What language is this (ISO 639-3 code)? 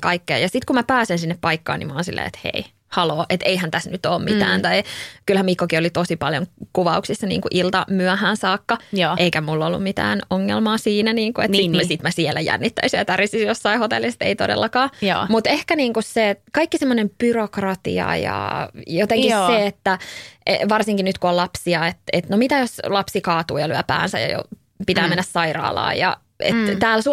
fin